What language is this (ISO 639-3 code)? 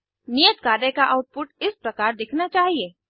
hin